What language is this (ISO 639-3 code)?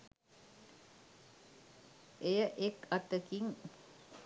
sin